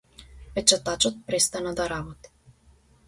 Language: Macedonian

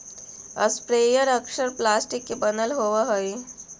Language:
Magahi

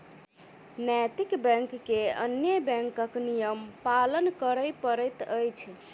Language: Maithili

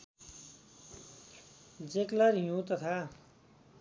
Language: Nepali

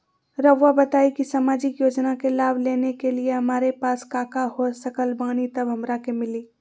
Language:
Magahi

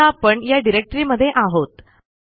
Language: Marathi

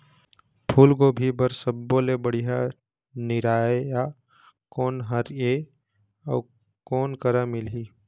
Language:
Chhattisgarhi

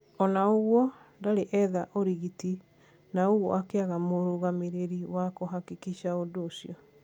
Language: Kikuyu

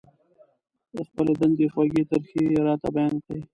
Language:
Pashto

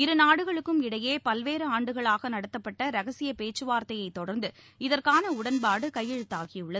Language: Tamil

